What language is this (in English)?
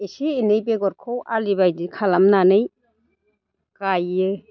Bodo